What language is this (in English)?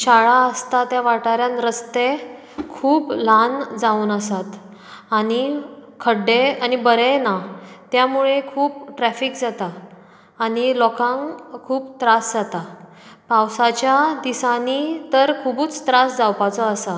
Konkani